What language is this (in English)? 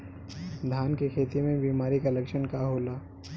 Bhojpuri